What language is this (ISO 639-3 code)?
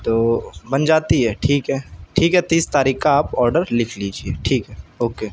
urd